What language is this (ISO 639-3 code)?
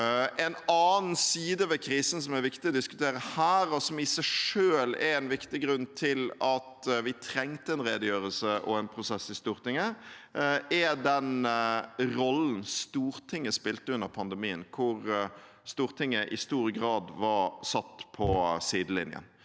nor